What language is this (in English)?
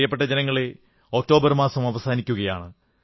Malayalam